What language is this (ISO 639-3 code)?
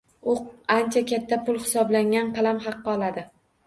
uzb